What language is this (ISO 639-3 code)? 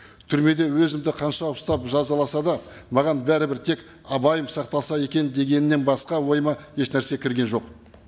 kaz